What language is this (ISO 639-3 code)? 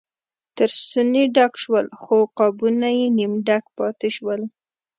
pus